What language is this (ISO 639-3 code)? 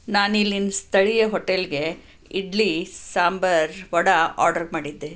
kan